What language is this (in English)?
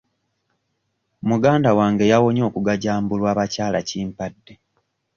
Ganda